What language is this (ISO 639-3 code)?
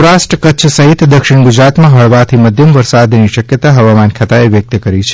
guj